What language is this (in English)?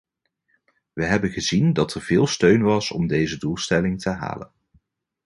Dutch